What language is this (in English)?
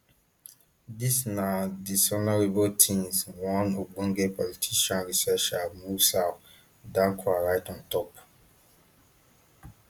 Nigerian Pidgin